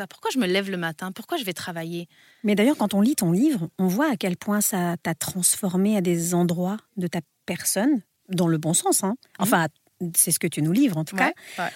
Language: French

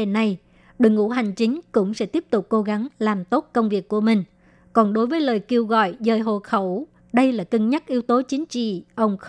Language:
Vietnamese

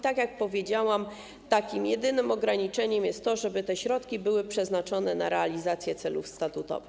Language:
Polish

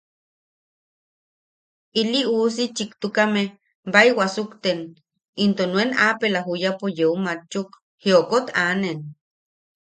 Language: Yaqui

